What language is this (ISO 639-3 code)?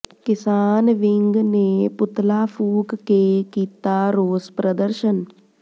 pan